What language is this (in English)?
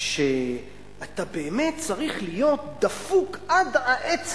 Hebrew